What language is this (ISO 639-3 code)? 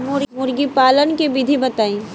bho